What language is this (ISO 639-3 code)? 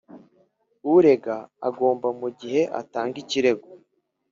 kin